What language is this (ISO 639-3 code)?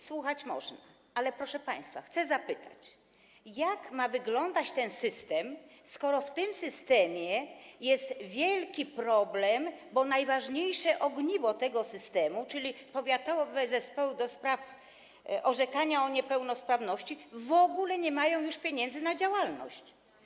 pol